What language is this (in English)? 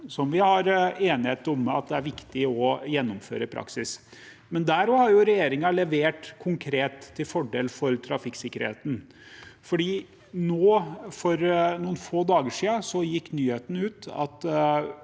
Norwegian